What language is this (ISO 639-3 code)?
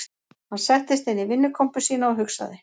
isl